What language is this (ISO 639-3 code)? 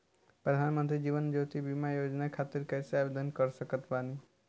bho